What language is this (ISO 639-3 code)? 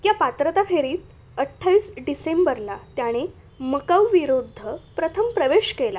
mar